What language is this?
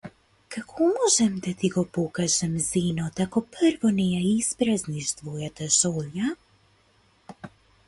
Macedonian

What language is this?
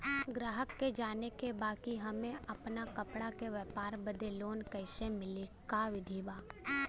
Bhojpuri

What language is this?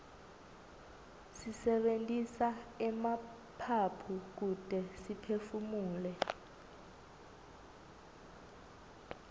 Swati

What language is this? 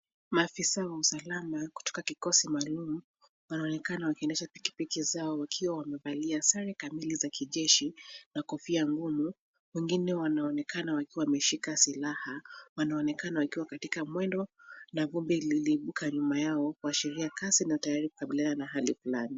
Swahili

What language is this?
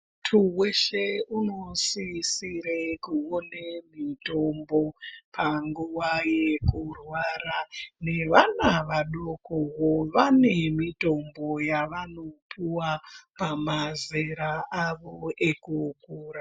Ndau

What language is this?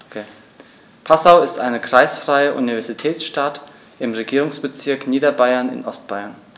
German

